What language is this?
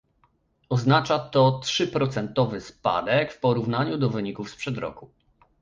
Polish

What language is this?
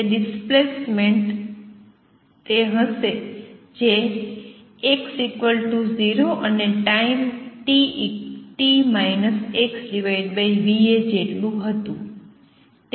Gujarati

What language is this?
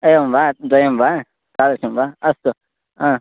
Sanskrit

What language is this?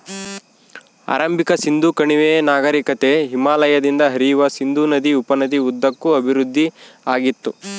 Kannada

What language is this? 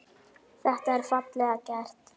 Icelandic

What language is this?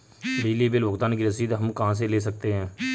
Hindi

